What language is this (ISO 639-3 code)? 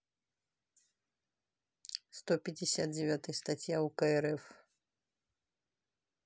rus